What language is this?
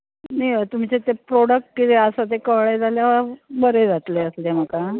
Konkani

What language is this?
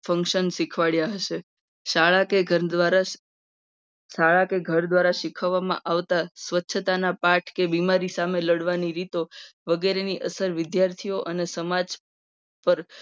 Gujarati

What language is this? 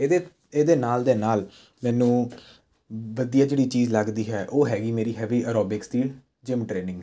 Punjabi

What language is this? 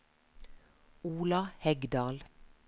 Norwegian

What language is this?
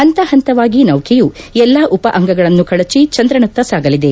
Kannada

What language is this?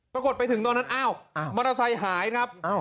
Thai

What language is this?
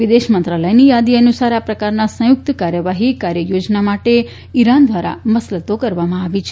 Gujarati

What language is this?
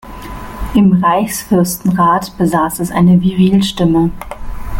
German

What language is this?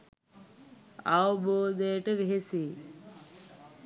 Sinhala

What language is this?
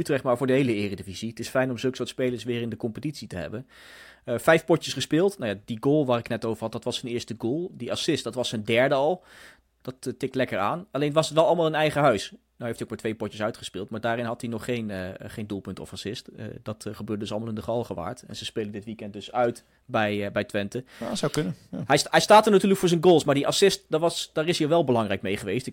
Dutch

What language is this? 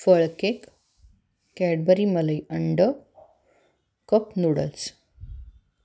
Marathi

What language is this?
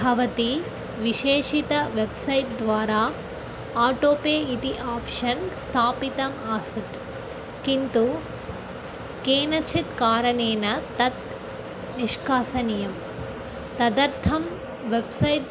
Sanskrit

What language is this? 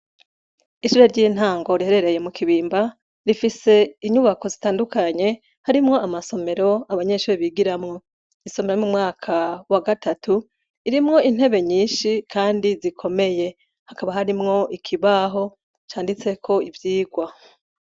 Rundi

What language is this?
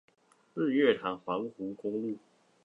Chinese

